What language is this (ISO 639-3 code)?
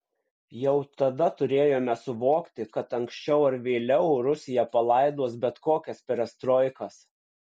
lit